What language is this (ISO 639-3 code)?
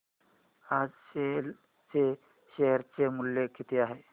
mar